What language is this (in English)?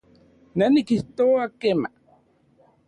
Central Puebla Nahuatl